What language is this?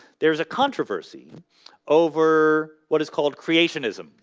English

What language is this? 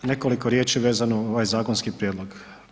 Croatian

